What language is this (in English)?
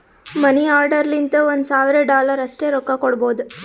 Kannada